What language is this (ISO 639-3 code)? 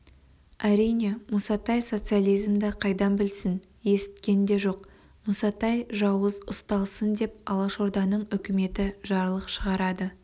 kaz